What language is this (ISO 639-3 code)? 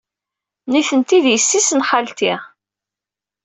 kab